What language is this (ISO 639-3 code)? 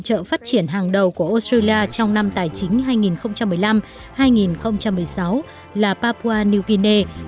vie